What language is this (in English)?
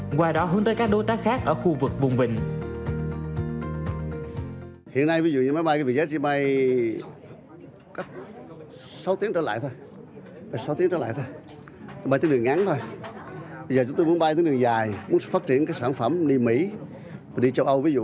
Vietnamese